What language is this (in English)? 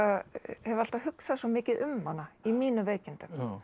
Icelandic